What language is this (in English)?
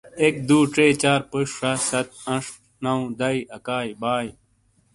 Shina